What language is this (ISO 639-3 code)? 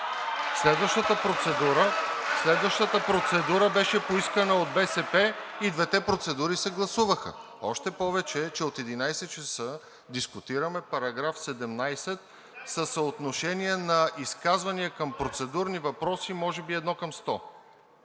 bul